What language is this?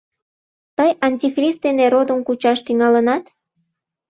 Mari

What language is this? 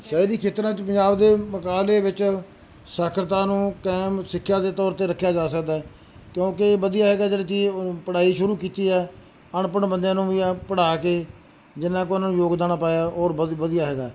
Punjabi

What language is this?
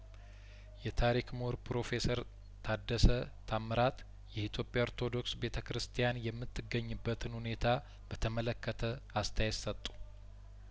Amharic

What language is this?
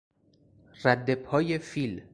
Persian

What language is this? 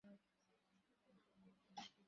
Bangla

